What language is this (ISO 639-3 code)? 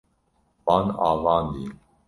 kur